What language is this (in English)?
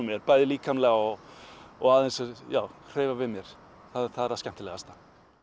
Icelandic